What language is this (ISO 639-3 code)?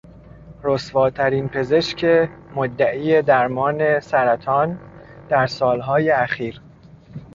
fas